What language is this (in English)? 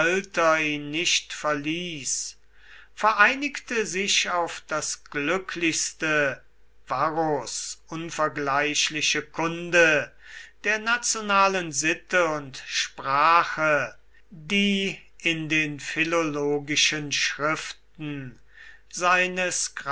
German